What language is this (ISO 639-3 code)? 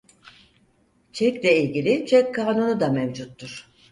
tur